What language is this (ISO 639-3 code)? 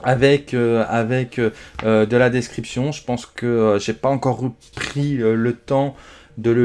fra